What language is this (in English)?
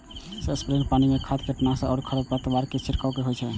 Maithili